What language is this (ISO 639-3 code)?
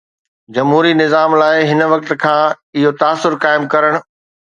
snd